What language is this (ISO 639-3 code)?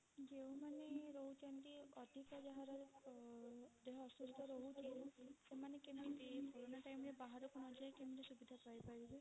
ori